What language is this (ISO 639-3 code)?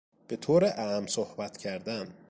fas